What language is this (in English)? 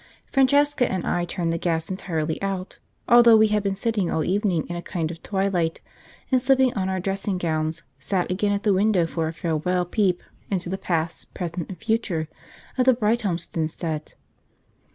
English